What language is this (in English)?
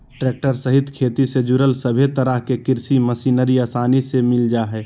Magahi